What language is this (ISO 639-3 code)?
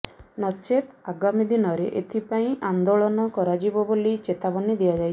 ori